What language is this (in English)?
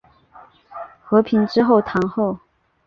Chinese